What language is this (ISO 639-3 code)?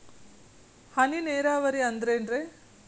kan